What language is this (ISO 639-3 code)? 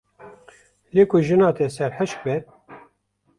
kur